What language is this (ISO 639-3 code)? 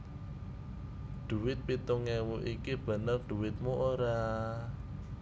jav